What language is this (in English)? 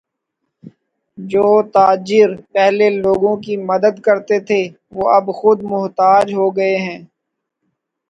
Urdu